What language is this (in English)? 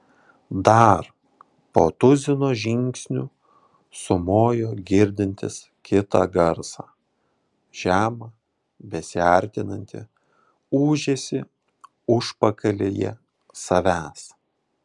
Lithuanian